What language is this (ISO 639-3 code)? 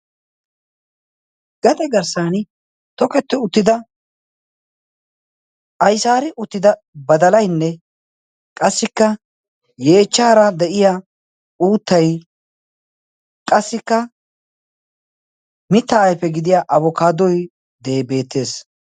wal